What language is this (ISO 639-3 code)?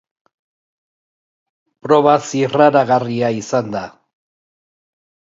eus